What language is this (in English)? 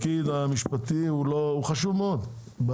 Hebrew